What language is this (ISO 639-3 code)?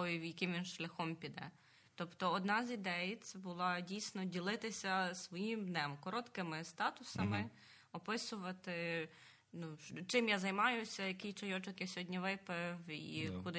ukr